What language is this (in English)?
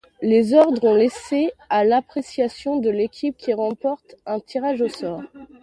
French